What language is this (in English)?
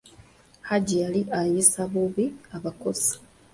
Ganda